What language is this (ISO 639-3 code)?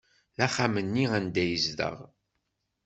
kab